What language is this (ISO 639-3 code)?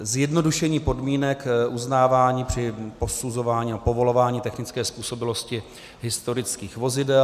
ces